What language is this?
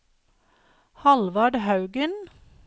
Norwegian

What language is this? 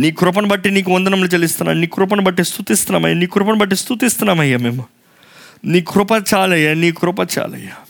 Telugu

